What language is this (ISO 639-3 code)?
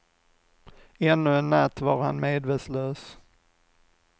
swe